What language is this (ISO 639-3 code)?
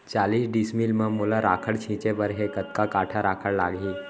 hne